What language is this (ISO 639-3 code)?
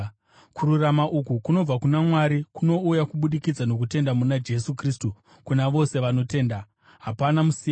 sna